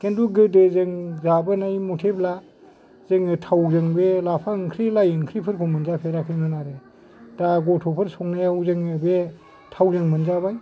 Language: Bodo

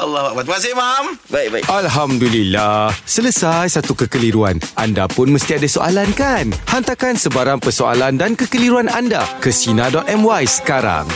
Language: Malay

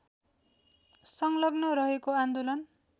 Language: Nepali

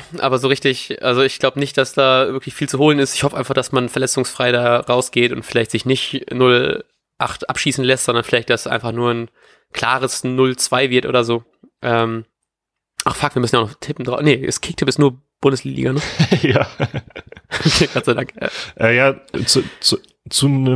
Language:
German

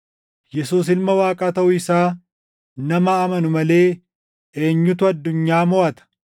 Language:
Oromo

